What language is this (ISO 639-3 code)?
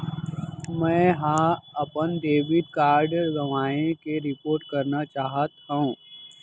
hne